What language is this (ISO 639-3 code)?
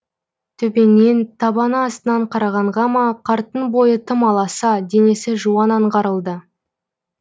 kaz